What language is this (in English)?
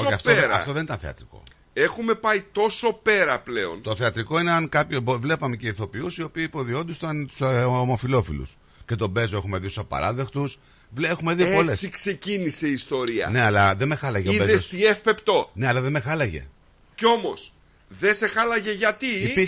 Greek